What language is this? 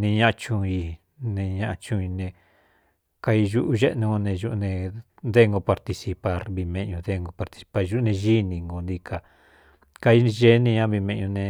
Cuyamecalco Mixtec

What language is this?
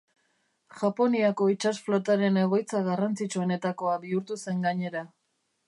Basque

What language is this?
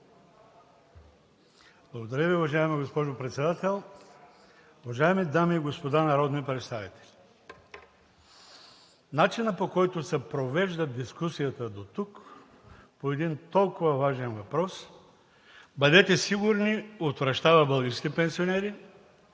Bulgarian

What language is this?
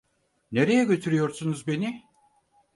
Turkish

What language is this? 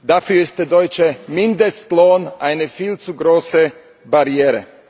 German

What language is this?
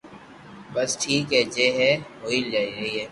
Loarki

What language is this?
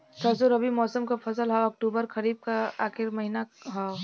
Bhojpuri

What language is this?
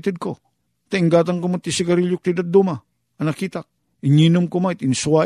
Filipino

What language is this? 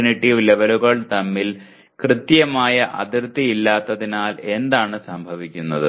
Malayalam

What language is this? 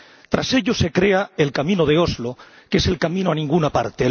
Spanish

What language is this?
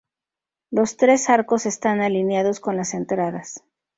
Spanish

